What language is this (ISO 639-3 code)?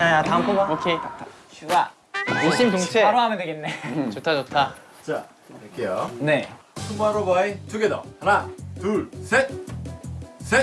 kor